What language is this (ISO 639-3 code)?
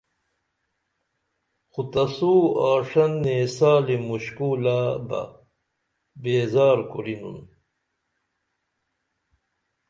dml